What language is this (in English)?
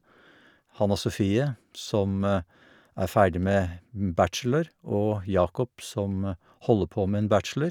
Norwegian